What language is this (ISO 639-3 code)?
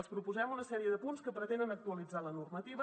cat